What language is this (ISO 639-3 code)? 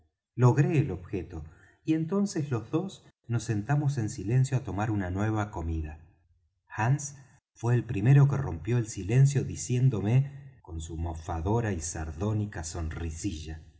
spa